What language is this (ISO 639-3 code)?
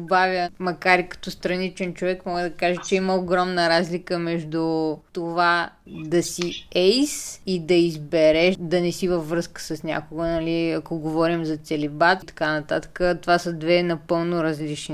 bul